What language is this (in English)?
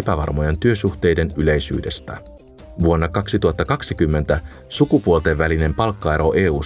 Finnish